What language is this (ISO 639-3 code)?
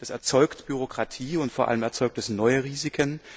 deu